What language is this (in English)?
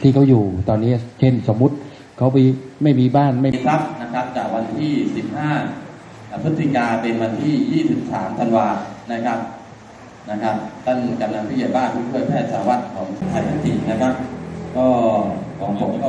Thai